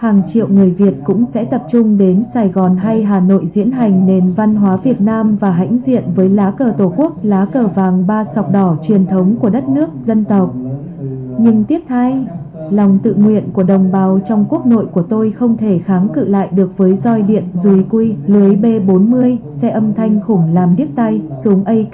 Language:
Vietnamese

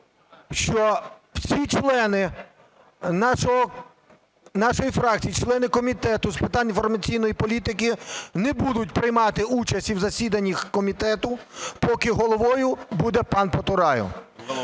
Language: Ukrainian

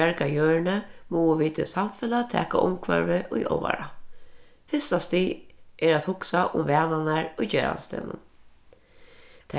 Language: Faroese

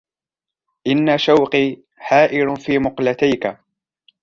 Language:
Arabic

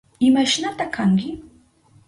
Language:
Southern Pastaza Quechua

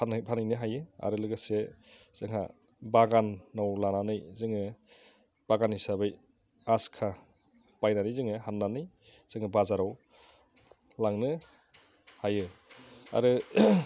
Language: Bodo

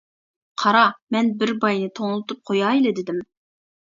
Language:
Uyghur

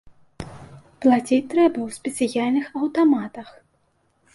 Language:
Belarusian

